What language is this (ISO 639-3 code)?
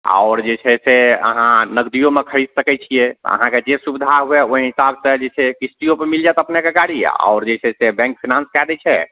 mai